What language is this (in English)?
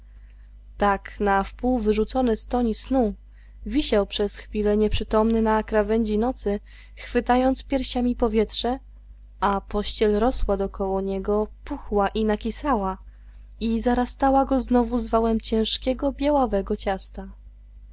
Polish